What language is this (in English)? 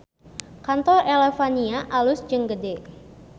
Sundanese